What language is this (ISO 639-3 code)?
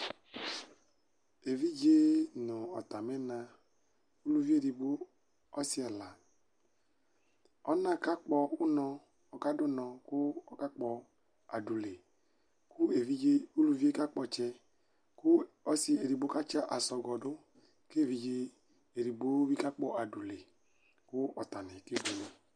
kpo